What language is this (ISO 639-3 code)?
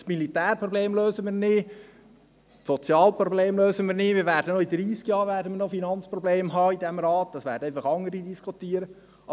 gsw